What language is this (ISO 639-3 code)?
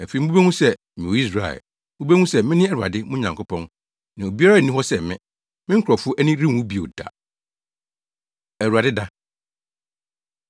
aka